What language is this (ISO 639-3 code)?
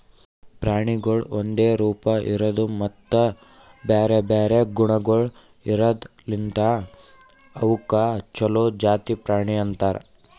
kan